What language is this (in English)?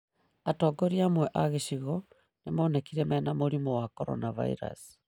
Kikuyu